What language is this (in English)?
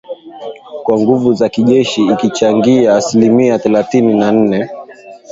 Swahili